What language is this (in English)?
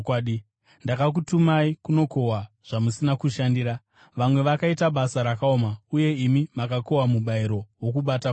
Shona